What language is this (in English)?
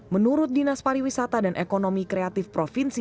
Indonesian